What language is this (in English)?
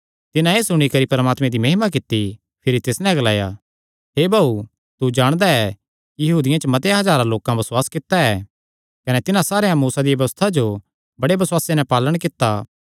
Kangri